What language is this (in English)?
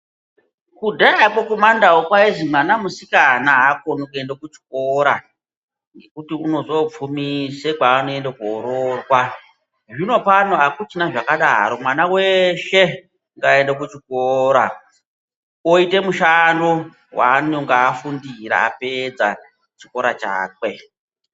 Ndau